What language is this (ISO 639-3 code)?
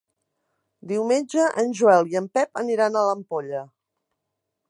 cat